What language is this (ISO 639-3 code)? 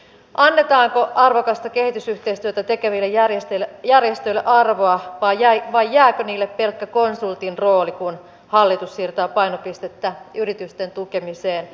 fin